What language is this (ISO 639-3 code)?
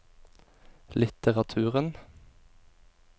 nor